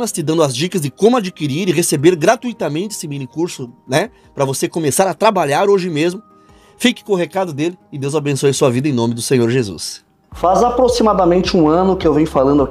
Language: Portuguese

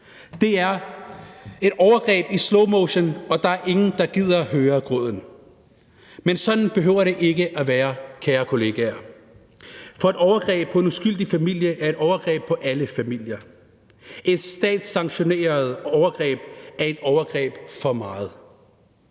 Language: Danish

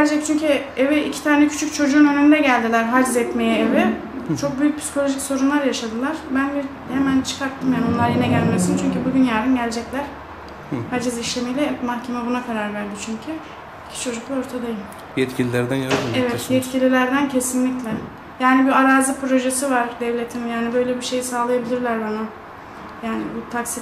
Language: Turkish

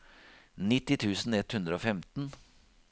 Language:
Norwegian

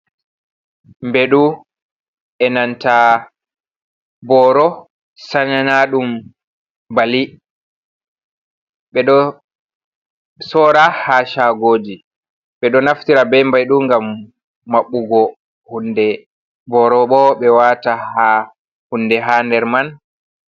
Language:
Fula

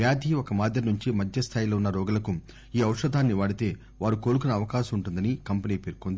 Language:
Telugu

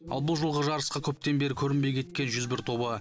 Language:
Kazakh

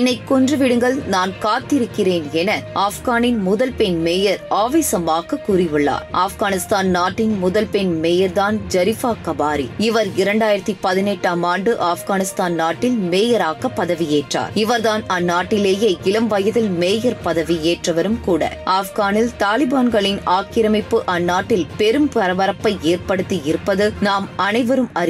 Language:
Tamil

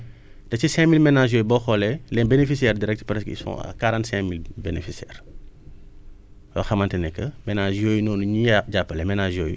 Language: Wolof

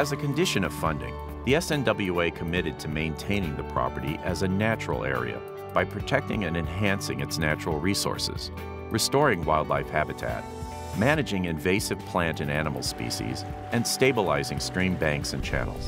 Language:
English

